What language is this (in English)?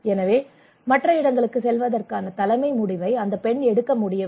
Tamil